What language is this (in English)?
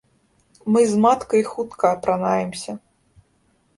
Belarusian